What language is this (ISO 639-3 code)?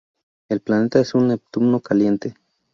spa